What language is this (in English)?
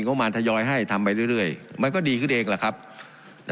Thai